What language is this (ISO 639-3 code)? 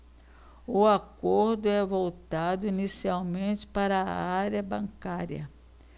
por